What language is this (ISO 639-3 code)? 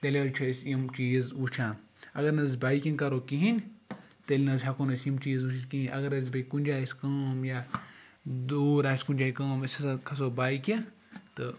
kas